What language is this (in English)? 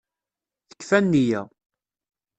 Kabyle